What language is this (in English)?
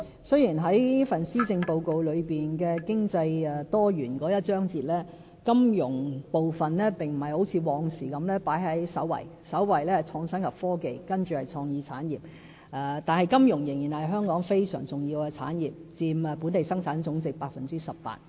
Cantonese